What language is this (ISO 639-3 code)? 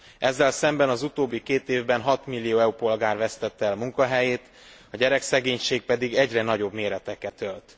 hun